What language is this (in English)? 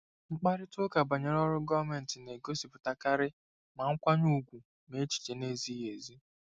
Igbo